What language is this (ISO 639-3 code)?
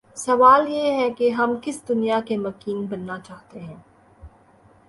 urd